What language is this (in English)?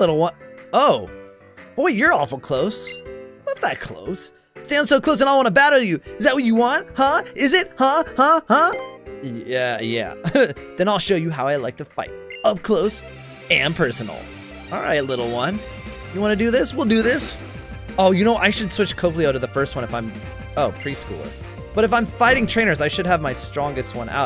English